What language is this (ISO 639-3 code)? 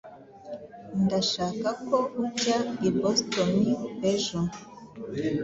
kin